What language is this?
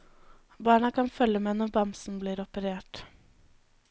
Norwegian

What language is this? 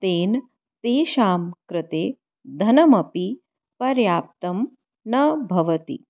Sanskrit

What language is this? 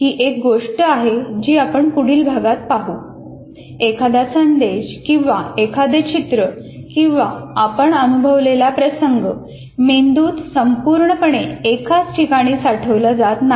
Marathi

